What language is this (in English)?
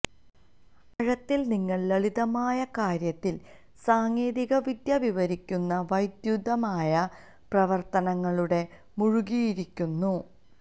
Malayalam